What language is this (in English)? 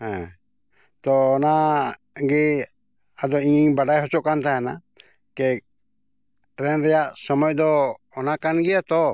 Santali